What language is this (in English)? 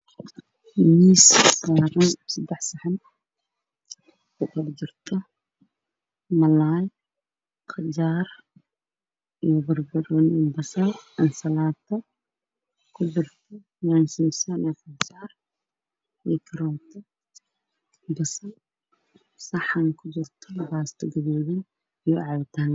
Somali